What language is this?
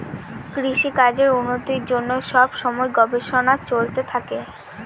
Bangla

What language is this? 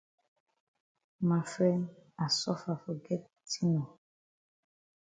Cameroon Pidgin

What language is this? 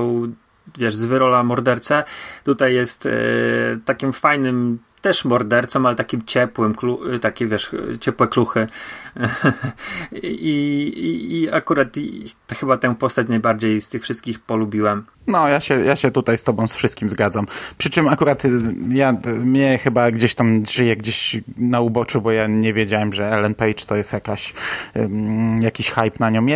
Polish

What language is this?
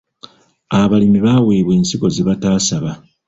Ganda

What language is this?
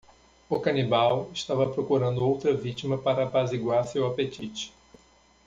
Portuguese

